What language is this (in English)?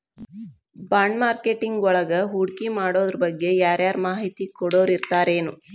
Kannada